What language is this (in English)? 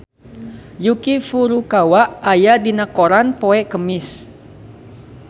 Sundanese